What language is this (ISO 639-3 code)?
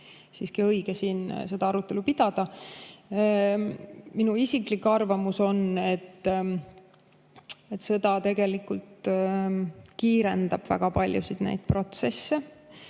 est